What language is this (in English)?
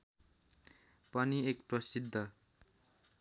Nepali